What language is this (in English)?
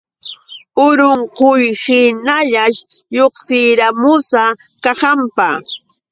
Yauyos Quechua